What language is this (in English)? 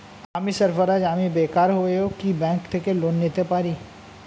Bangla